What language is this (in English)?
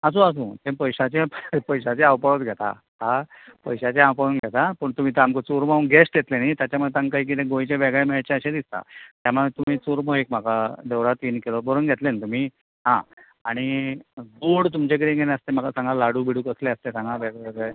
Konkani